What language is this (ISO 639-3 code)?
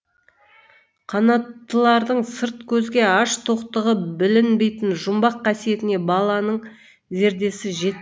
kaz